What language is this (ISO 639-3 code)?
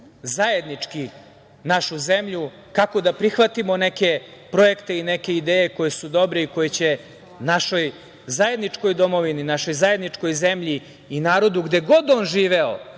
srp